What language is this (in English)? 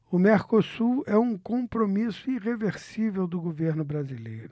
Portuguese